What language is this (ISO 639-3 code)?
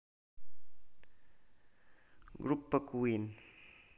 rus